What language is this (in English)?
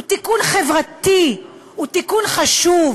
Hebrew